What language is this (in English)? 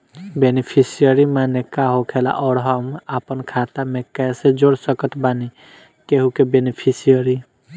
Bhojpuri